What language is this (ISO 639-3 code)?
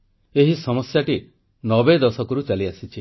ori